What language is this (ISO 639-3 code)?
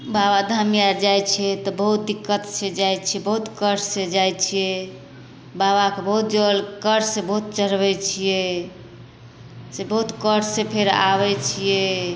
mai